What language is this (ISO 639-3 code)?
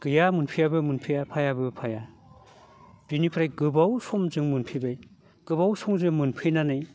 brx